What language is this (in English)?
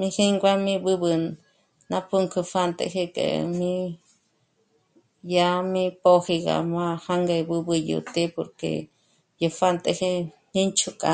Michoacán Mazahua